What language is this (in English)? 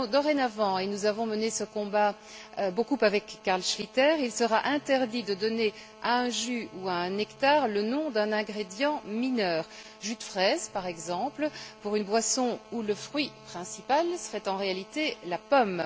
French